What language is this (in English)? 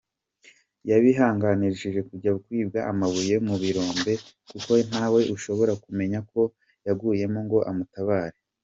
Kinyarwanda